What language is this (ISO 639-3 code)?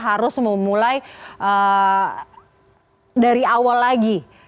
ind